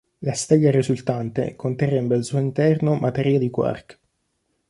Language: Italian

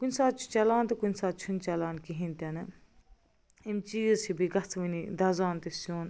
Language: Kashmiri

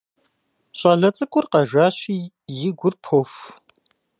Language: Kabardian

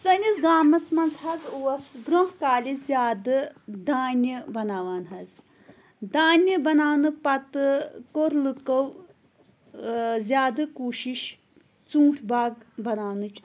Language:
Kashmiri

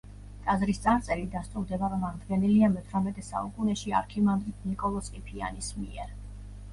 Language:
Georgian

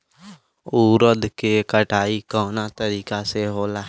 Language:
Bhojpuri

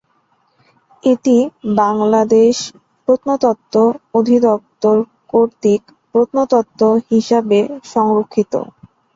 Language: Bangla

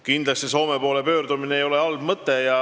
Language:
Estonian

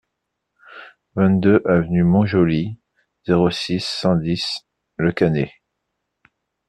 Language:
French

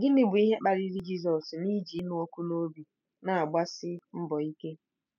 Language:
Igbo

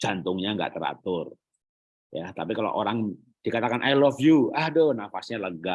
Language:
Indonesian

